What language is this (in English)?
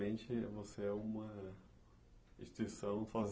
Portuguese